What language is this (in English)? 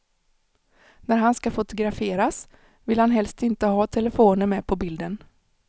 Swedish